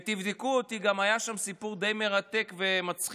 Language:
Hebrew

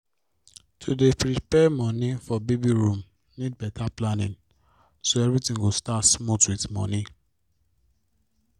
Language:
Nigerian Pidgin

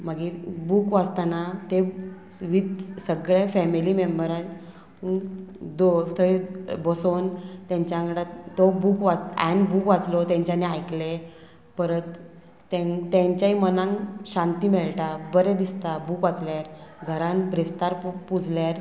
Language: Konkani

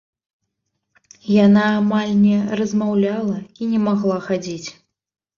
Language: Belarusian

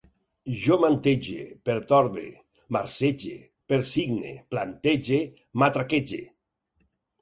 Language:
Catalan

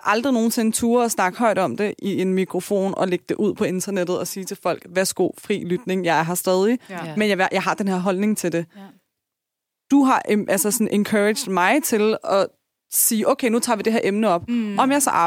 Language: Danish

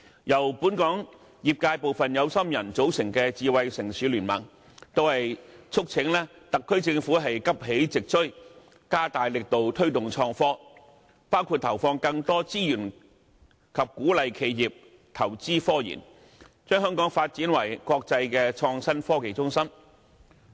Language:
Cantonese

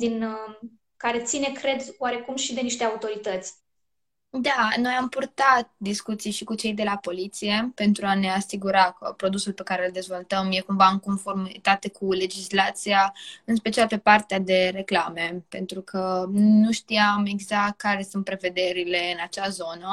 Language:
Romanian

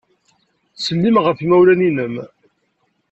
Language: Kabyle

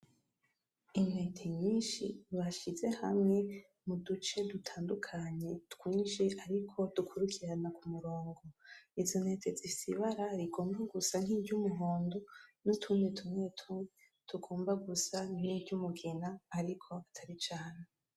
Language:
Rundi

